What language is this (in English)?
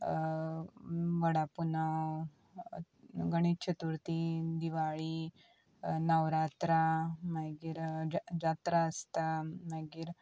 Konkani